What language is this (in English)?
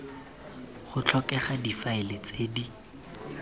Tswana